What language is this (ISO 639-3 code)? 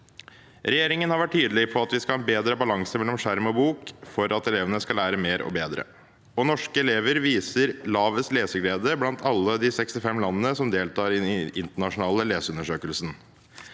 nor